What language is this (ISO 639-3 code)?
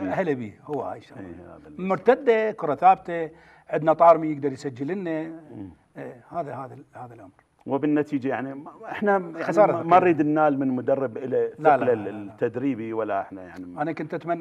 ara